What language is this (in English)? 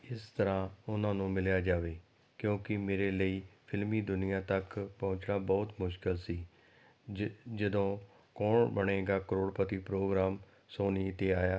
Punjabi